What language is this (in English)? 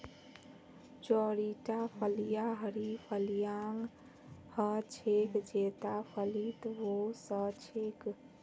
Magahi